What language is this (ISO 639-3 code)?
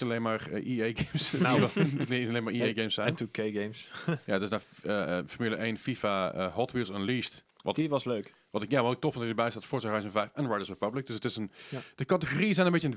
nld